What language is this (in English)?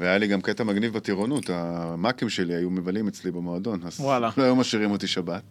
Hebrew